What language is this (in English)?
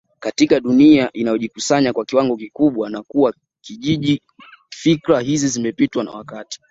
Swahili